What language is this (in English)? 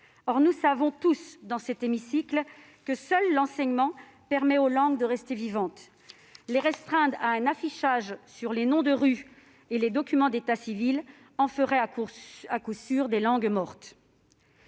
French